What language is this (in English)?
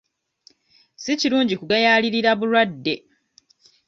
Ganda